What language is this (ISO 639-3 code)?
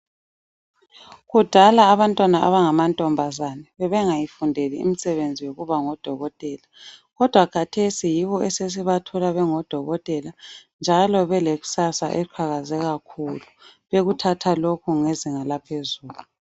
nde